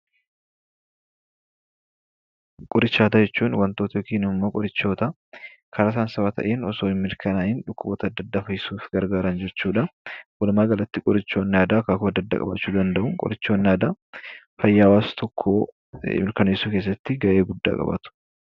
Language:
Oromo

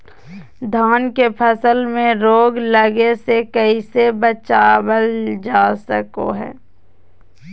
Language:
Magahi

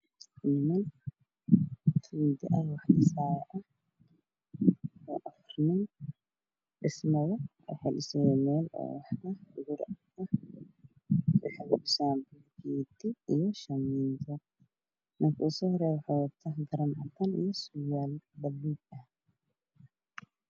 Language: Somali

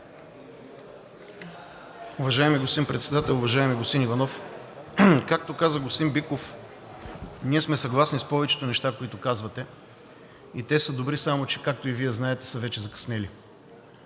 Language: Bulgarian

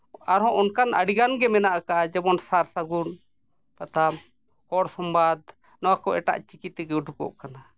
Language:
Santali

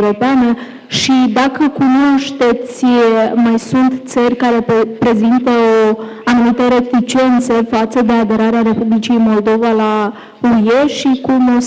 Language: Romanian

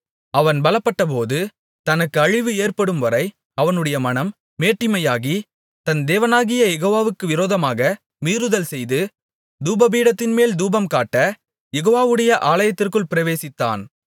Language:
Tamil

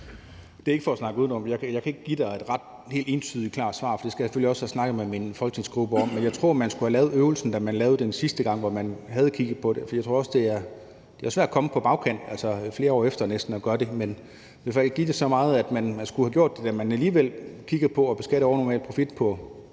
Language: Danish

